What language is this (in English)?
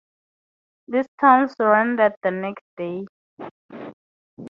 English